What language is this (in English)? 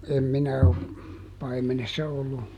Finnish